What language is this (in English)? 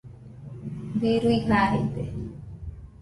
Nüpode Huitoto